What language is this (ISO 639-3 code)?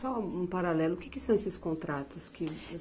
por